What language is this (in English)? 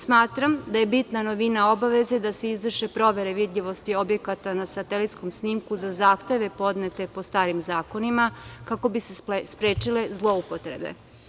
Serbian